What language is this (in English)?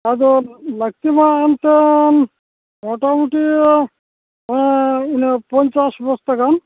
Santali